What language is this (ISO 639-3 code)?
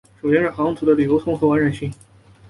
zho